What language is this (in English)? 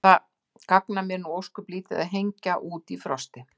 Icelandic